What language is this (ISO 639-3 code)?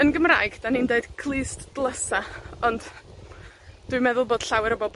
cym